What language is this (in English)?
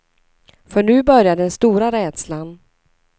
Swedish